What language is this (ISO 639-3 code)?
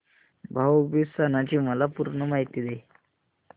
mar